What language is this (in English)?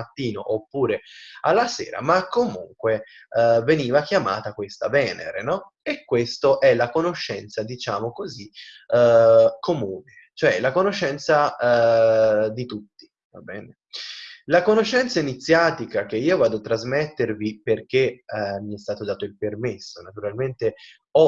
Italian